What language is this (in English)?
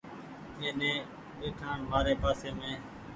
Goaria